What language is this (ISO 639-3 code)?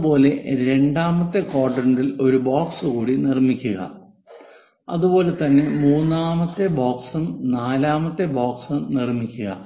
mal